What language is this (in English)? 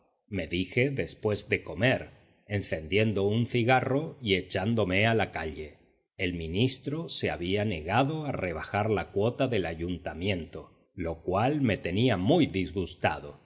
Spanish